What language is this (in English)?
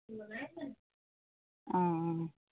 Assamese